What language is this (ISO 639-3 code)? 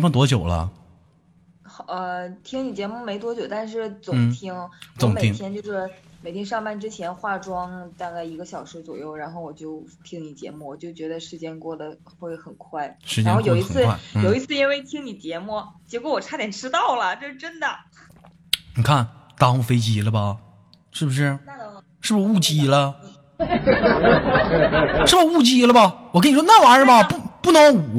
zho